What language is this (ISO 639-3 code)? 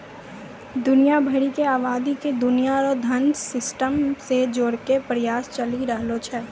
mai